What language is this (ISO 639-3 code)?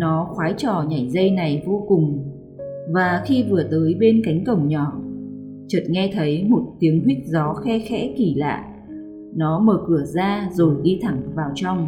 vie